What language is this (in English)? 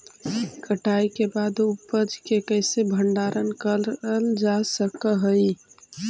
Magahi